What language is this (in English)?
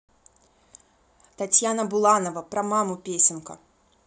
Russian